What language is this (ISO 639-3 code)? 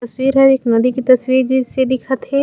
hne